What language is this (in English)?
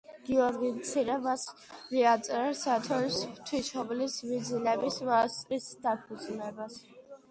Georgian